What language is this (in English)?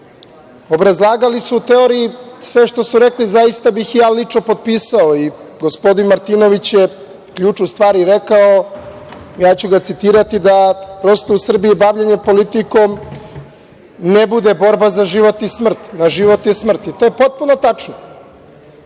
Serbian